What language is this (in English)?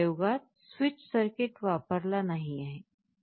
Marathi